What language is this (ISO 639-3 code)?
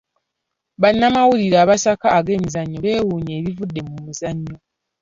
lug